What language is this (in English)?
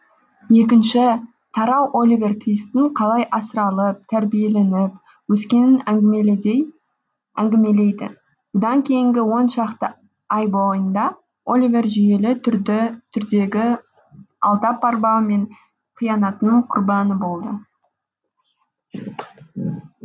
Kazakh